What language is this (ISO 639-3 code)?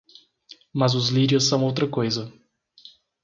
por